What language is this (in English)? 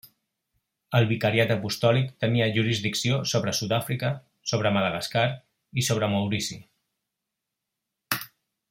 Catalan